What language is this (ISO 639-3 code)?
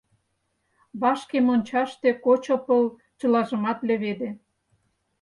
chm